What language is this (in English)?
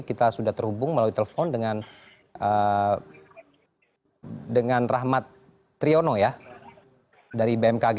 Indonesian